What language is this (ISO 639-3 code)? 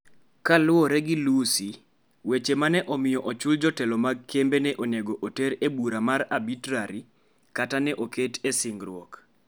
luo